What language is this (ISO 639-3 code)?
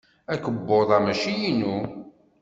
kab